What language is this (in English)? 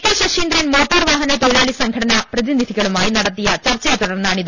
Malayalam